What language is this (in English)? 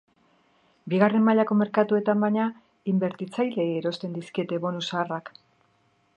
Basque